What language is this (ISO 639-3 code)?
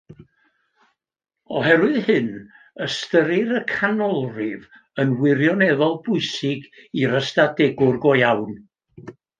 cym